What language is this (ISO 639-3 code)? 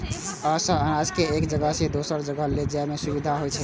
mai